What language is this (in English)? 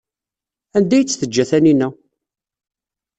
Kabyle